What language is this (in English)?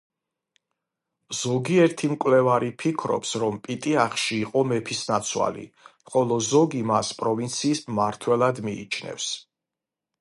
Georgian